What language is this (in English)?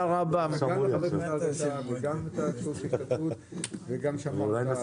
Hebrew